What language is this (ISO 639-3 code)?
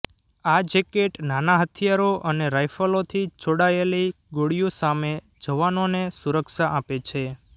guj